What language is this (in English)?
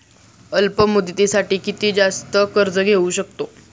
Marathi